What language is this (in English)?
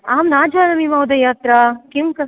Sanskrit